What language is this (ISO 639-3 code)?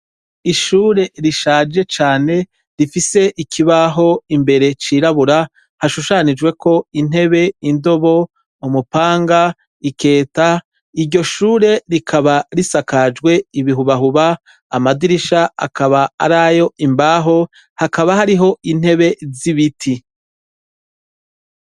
run